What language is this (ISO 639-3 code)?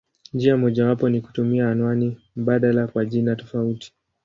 swa